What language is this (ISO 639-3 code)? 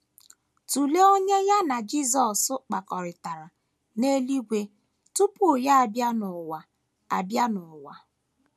ibo